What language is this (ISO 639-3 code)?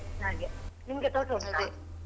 kan